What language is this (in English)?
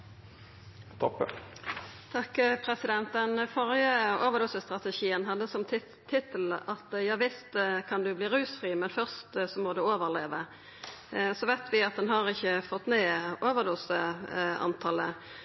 Norwegian